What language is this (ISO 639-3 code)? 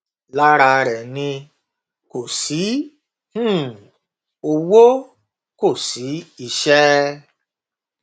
yor